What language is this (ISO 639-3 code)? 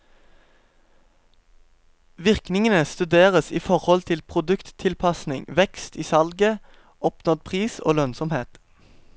nor